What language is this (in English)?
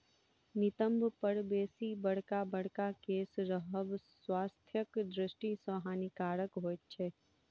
Maithili